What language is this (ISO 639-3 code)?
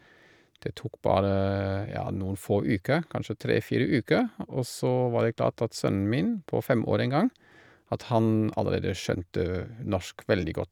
nor